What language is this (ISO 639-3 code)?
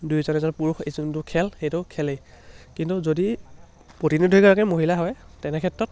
asm